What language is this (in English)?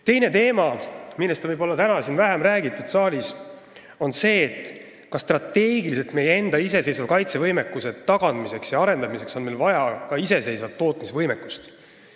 Estonian